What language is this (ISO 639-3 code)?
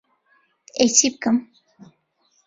ckb